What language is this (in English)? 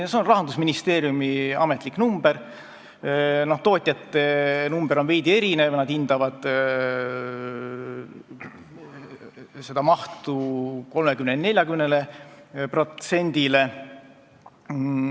Estonian